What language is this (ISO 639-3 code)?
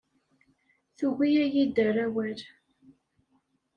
kab